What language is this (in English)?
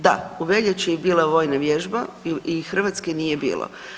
Croatian